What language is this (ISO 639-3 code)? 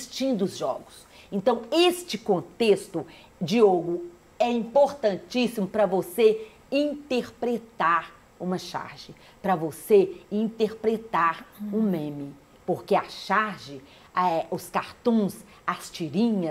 por